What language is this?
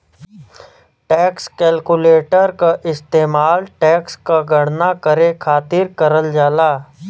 Bhojpuri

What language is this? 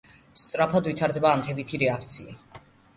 Georgian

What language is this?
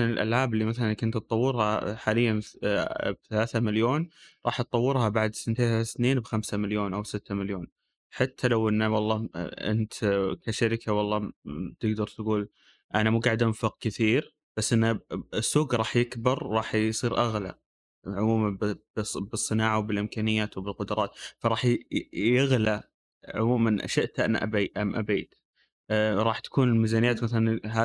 Arabic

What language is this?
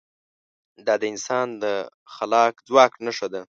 Pashto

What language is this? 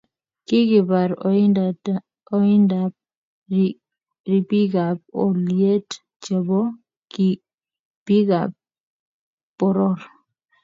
Kalenjin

